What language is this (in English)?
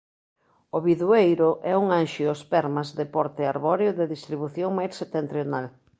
Galician